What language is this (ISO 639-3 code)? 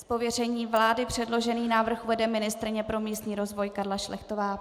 ces